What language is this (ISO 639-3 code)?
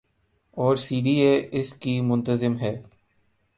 urd